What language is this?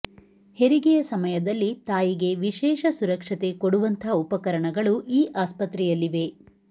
Kannada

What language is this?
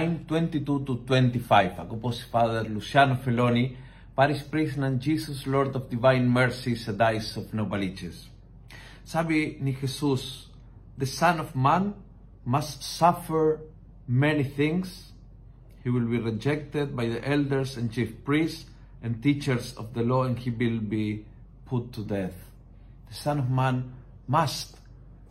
Filipino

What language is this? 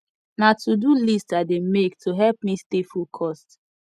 Nigerian Pidgin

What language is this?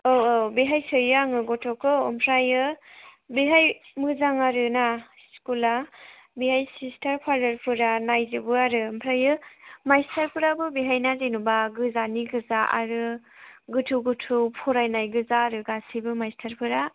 Bodo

